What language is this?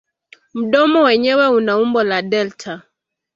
Swahili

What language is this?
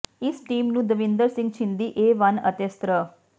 Punjabi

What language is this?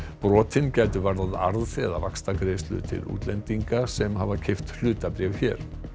Icelandic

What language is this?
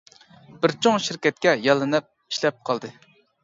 Uyghur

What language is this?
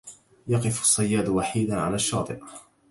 Arabic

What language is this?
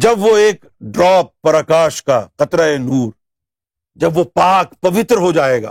Urdu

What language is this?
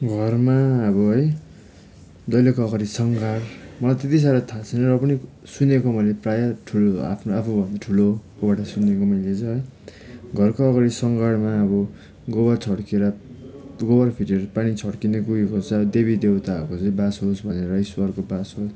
Nepali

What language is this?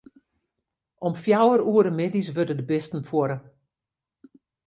Western Frisian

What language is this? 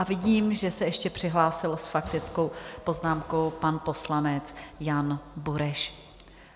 Czech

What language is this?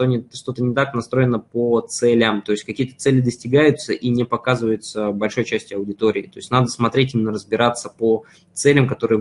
Russian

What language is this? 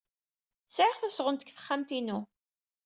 Kabyle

